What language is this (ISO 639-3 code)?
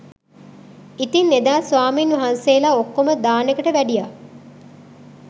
sin